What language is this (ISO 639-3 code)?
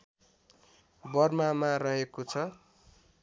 nep